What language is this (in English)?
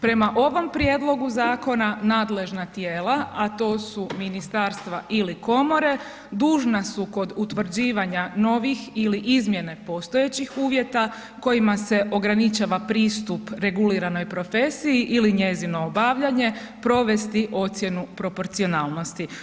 Croatian